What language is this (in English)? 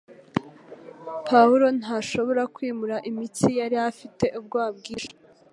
Kinyarwanda